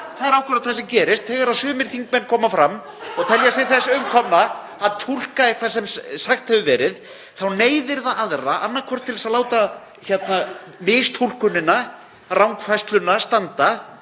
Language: Icelandic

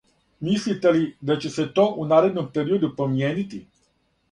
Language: Serbian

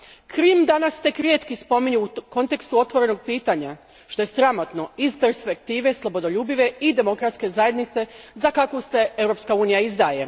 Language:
Croatian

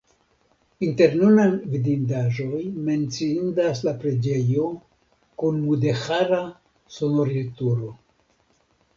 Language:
Esperanto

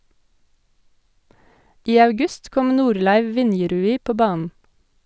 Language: Norwegian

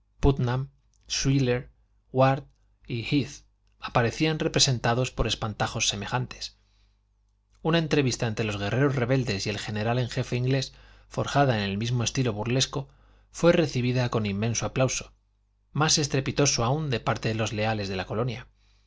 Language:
Spanish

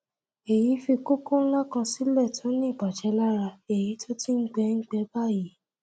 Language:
Yoruba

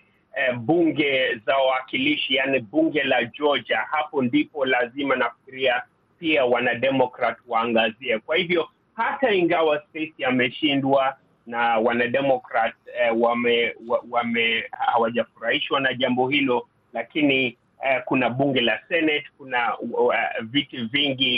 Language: Swahili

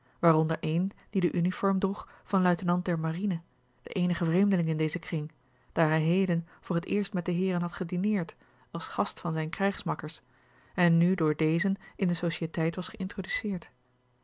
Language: Dutch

